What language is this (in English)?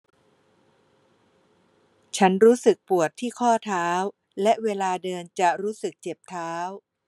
Thai